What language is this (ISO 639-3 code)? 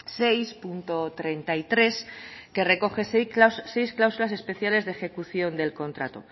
spa